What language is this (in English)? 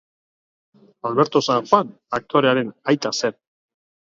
Basque